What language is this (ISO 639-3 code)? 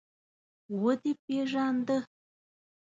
pus